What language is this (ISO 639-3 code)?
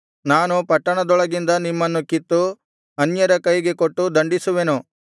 kan